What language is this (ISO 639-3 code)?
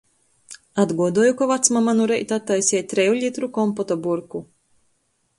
ltg